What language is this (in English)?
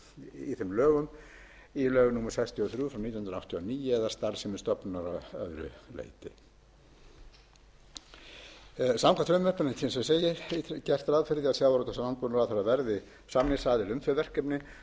Icelandic